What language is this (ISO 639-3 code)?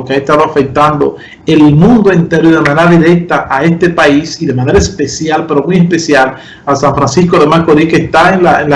spa